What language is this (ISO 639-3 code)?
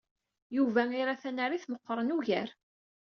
kab